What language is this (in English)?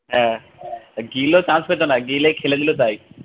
Bangla